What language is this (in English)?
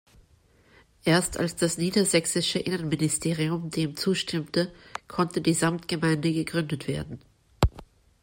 German